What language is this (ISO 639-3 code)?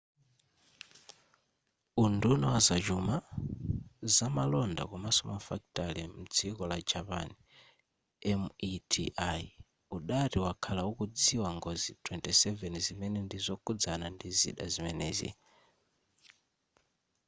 nya